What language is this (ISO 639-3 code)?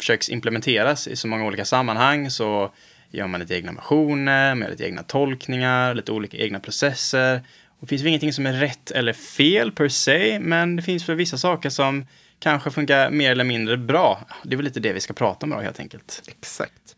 swe